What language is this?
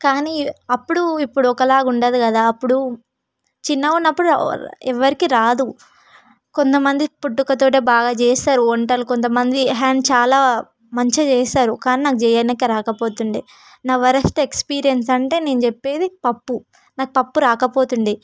Telugu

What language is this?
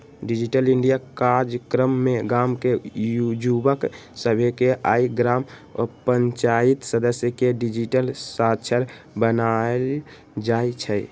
Magahi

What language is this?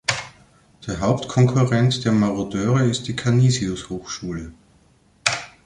German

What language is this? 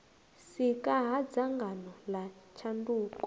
Venda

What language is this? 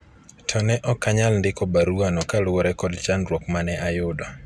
Luo (Kenya and Tanzania)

